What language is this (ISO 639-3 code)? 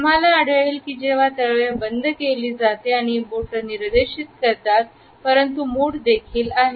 mar